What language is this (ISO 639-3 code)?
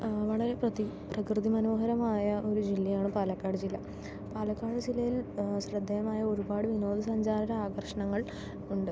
mal